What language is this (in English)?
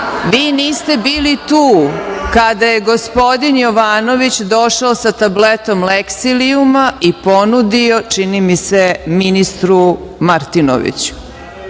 Serbian